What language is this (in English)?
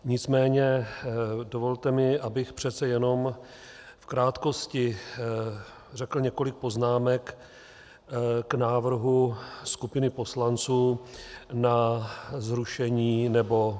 Czech